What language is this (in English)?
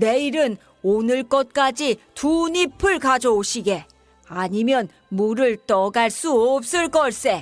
Korean